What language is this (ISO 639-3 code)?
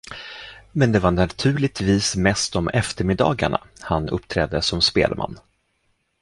swe